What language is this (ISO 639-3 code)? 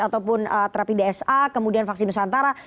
ind